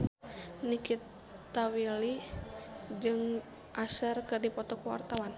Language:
Sundanese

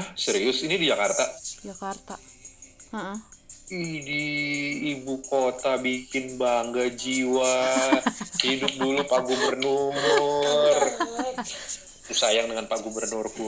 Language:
Indonesian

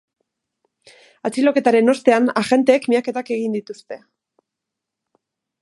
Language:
Basque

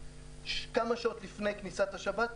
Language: Hebrew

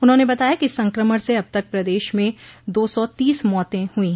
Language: Hindi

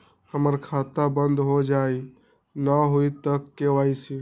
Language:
Magahi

